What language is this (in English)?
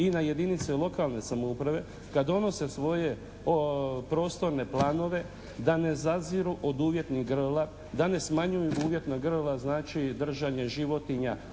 Croatian